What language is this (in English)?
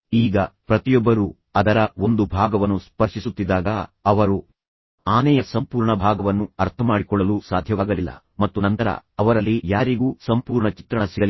Kannada